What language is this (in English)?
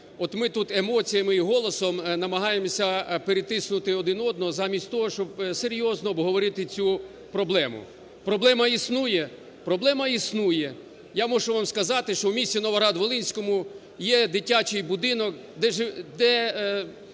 Ukrainian